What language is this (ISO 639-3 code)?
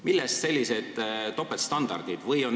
est